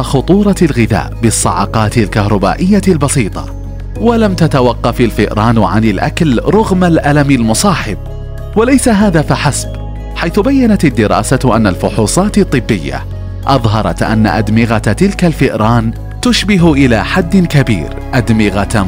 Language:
Arabic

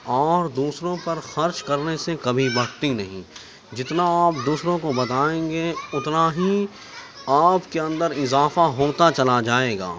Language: Urdu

